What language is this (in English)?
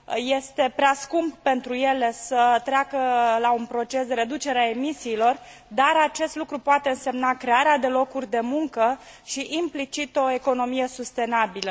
Romanian